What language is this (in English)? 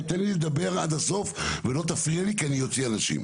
Hebrew